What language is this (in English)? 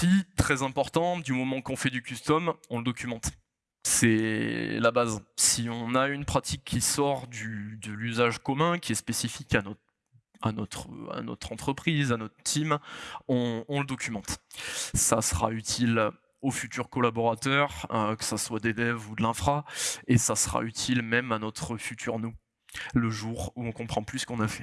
French